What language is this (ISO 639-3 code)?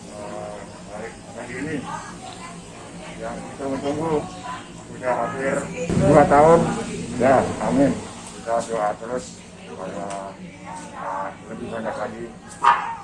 ind